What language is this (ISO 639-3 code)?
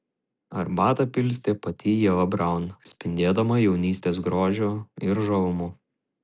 lit